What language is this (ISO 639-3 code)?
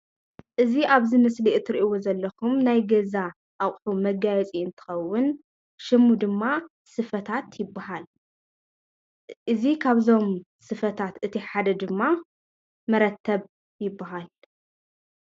tir